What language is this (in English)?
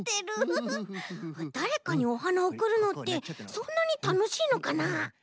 Japanese